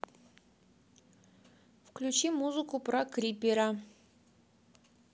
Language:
Russian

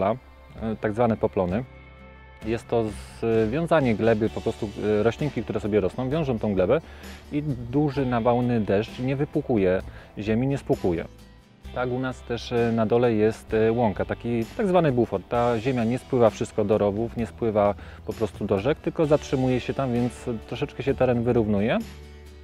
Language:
Polish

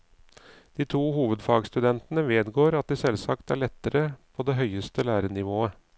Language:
Norwegian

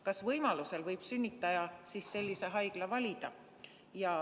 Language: Estonian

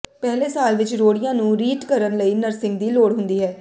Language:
Punjabi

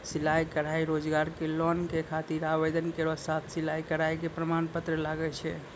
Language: Maithili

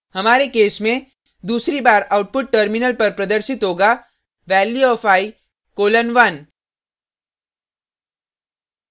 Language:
Hindi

